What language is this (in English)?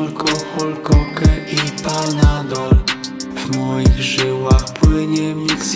Polish